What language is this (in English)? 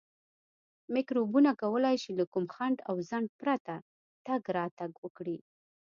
Pashto